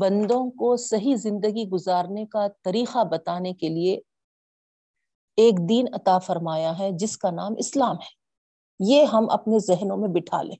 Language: Urdu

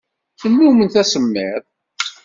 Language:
Kabyle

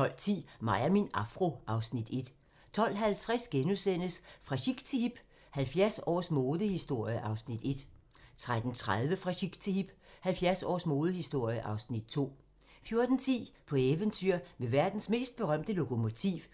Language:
Danish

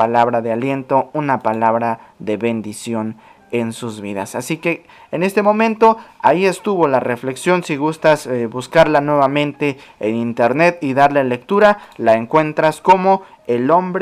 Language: Spanish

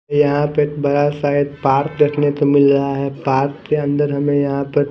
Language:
Hindi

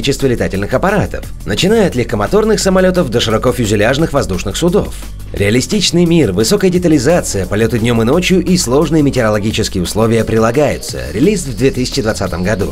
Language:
Russian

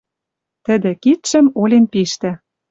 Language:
Western Mari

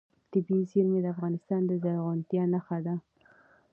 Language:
Pashto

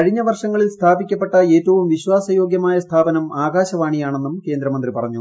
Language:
Malayalam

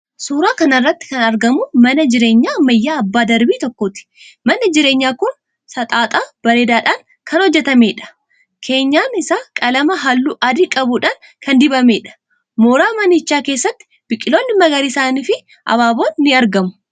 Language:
Oromo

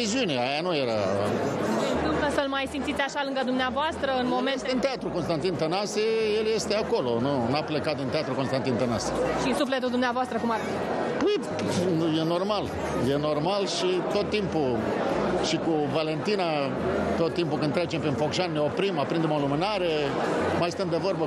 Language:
Romanian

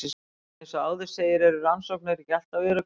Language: Icelandic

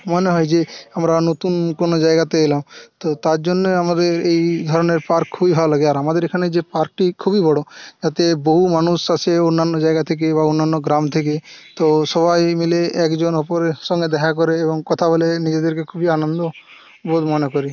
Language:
Bangla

